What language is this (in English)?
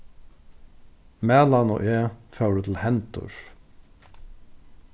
Faroese